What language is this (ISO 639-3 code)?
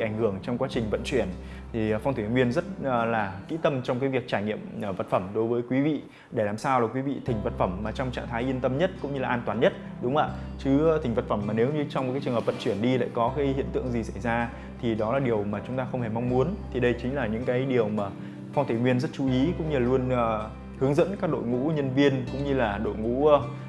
vie